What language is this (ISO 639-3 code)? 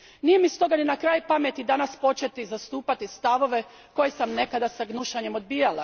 hrv